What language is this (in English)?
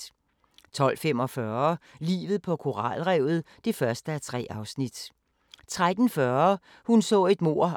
Danish